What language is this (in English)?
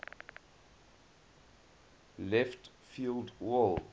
English